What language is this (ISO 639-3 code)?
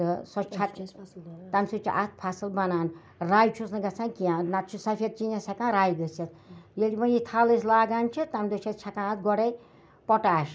kas